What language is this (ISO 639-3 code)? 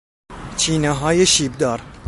fas